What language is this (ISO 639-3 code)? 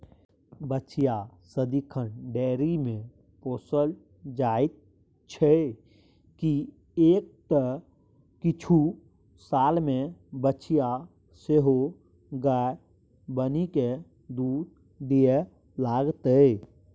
mai